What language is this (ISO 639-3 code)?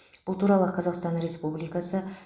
kaz